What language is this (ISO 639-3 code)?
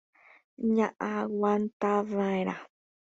grn